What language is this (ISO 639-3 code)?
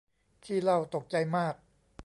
tha